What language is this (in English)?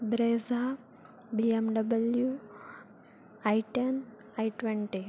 Gujarati